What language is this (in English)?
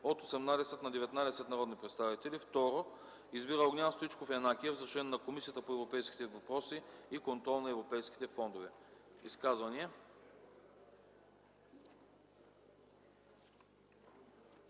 Bulgarian